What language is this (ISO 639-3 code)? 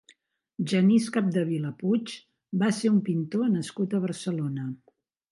cat